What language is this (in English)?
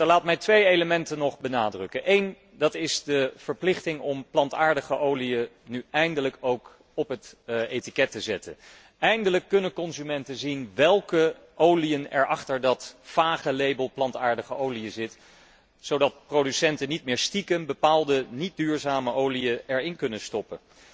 Dutch